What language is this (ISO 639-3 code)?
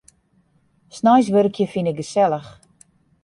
fry